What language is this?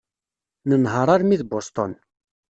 Kabyle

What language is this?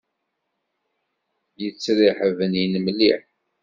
Kabyle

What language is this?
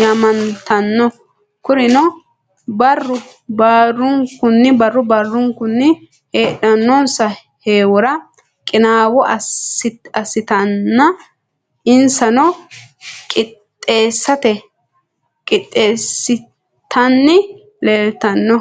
Sidamo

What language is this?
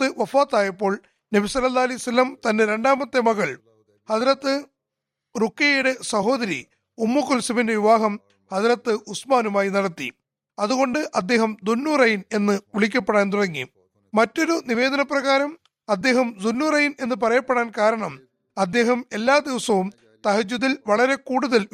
Malayalam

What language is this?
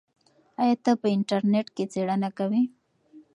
Pashto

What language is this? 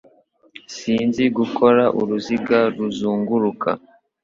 Kinyarwanda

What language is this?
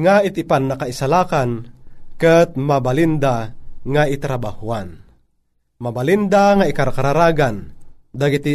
Filipino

